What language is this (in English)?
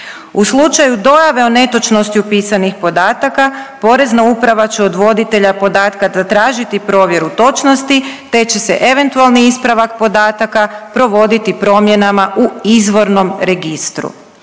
Croatian